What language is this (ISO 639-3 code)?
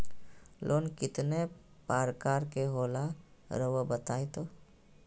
mag